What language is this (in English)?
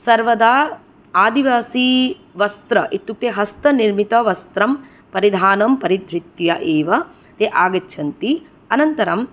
Sanskrit